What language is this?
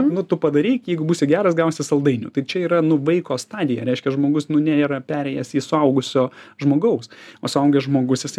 Lithuanian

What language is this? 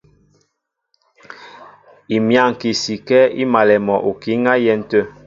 Mbo (Cameroon)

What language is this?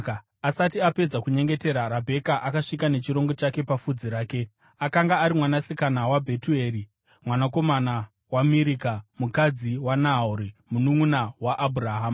Shona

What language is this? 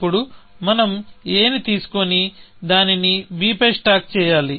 Telugu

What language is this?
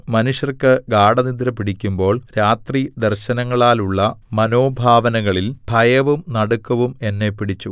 Malayalam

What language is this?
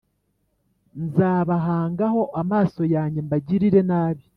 Kinyarwanda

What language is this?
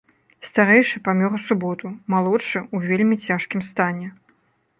Belarusian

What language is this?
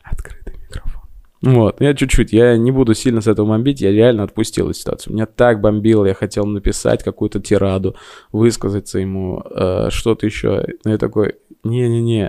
Russian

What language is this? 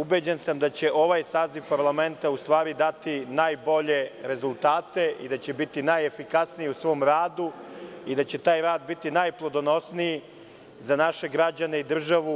Serbian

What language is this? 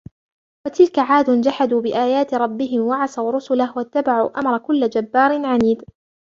Arabic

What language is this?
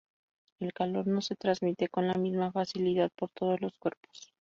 Spanish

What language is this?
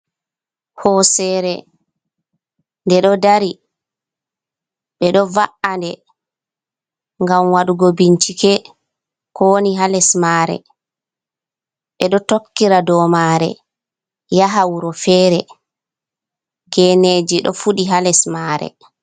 Fula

